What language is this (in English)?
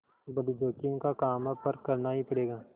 Hindi